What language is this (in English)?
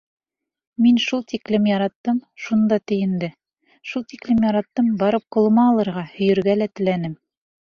Bashkir